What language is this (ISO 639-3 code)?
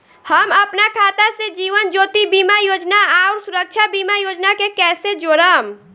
bho